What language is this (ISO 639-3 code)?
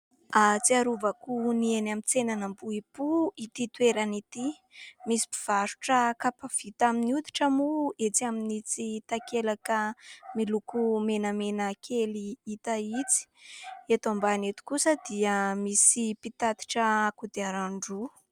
mlg